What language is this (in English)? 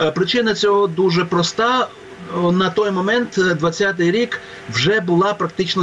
Ukrainian